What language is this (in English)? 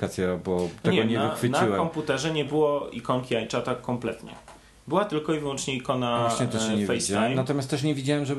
Polish